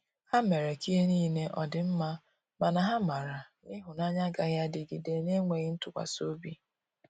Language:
Igbo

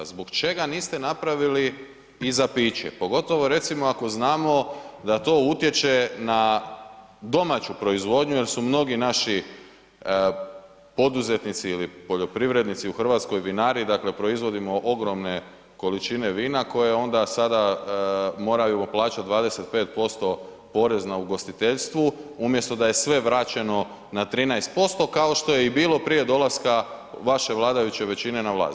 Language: Croatian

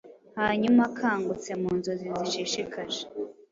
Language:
Kinyarwanda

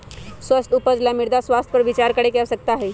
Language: Magahi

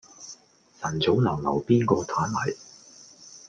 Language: Cantonese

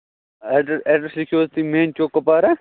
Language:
Kashmiri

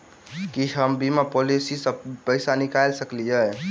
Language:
Maithili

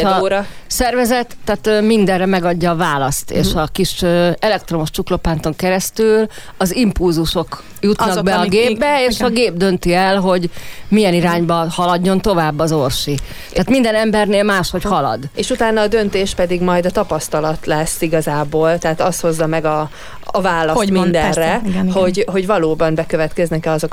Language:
Hungarian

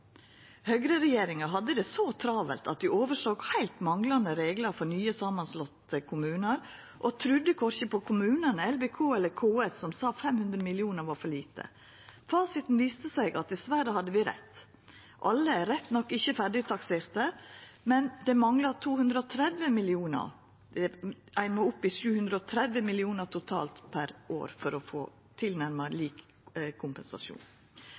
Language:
Norwegian Nynorsk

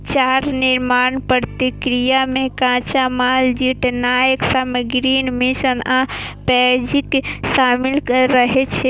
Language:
Maithili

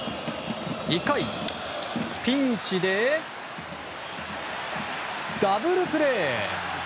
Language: Japanese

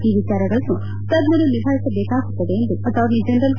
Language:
Kannada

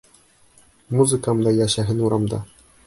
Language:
Bashkir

